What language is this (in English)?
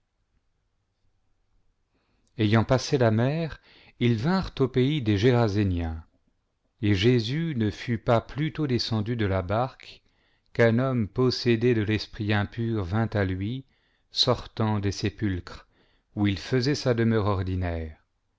French